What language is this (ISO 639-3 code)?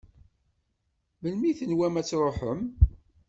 kab